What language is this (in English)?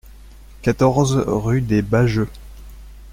French